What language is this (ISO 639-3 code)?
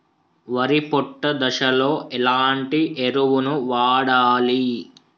tel